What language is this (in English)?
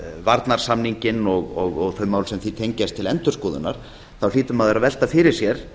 Icelandic